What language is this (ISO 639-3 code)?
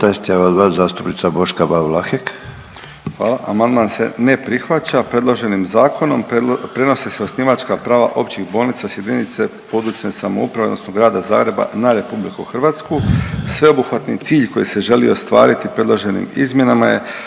hrv